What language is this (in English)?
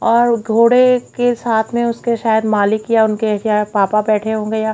Hindi